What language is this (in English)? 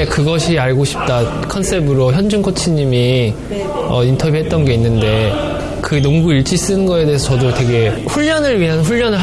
Korean